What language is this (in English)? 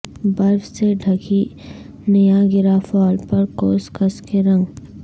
Urdu